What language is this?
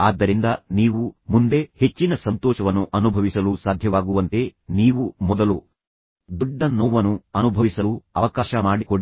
Kannada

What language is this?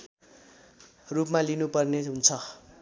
Nepali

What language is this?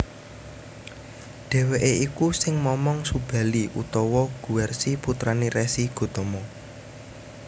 Javanese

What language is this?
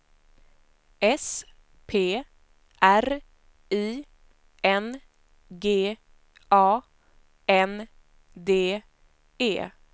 Swedish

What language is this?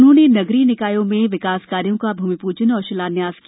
Hindi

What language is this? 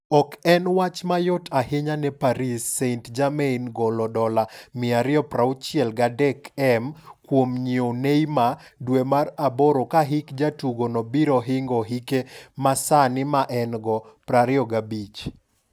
Luo (Kenya and Tanzania)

